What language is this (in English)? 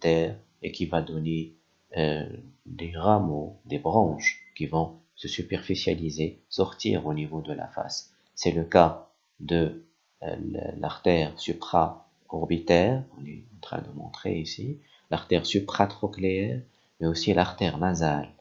French